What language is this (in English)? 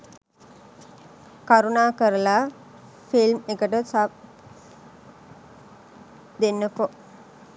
Sinhala